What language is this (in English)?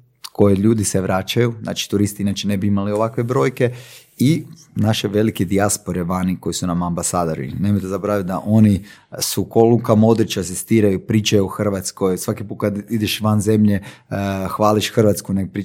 Croatian